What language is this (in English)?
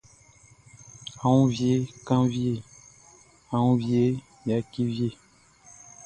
Baoulé